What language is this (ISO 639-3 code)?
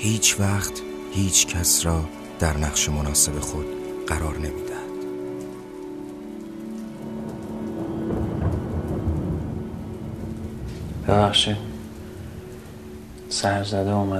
fas